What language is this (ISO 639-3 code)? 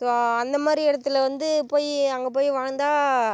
tam